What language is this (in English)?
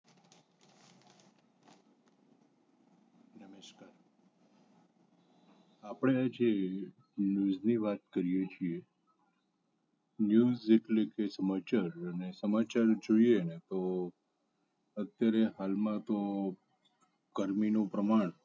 Gujarati